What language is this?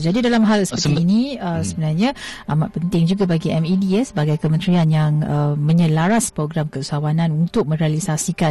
Malay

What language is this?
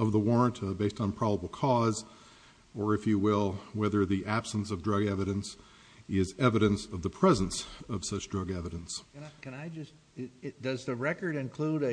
English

